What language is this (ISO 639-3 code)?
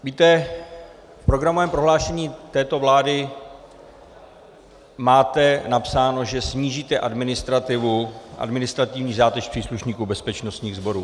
ces